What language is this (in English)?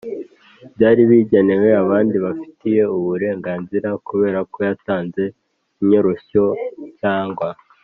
Kinyarwanda